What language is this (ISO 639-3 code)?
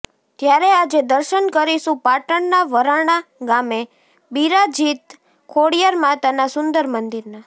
guj